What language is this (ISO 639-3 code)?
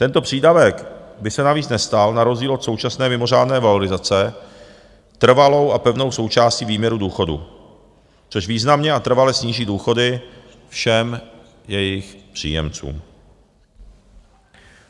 ces